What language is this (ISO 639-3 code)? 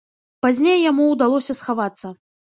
bel